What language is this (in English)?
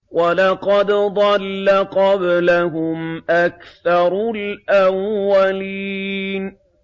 Arabic